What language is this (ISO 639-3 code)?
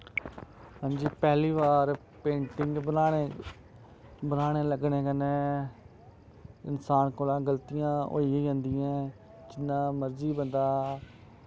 doi